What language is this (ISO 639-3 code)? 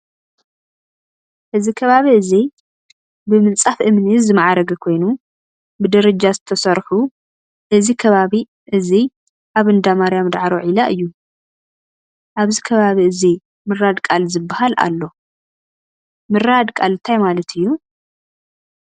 tir